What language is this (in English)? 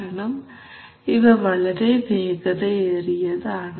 Malayalam